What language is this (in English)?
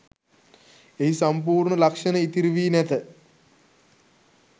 Sinhala